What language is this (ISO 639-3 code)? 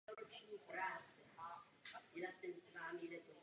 ces